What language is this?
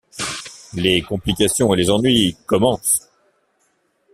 French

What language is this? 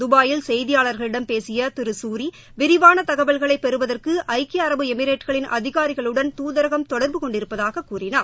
Tamil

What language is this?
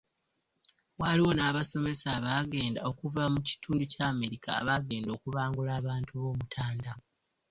Ganda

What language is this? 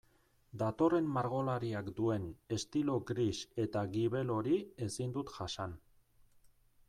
Basque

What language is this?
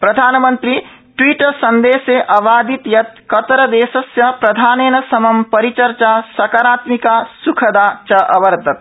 Sanskrit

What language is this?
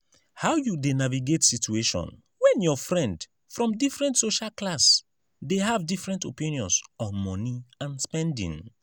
Nigerian Pidgin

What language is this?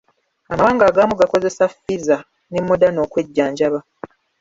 Ganda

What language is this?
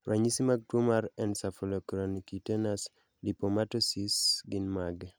Luo (Kenya and Tanzania)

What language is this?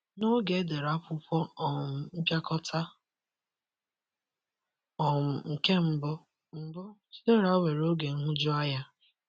Igbo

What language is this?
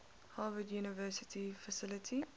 English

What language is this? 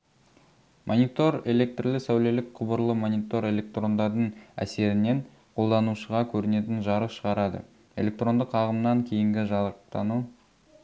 Kazakh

